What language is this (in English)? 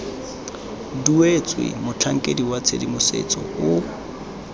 Tswana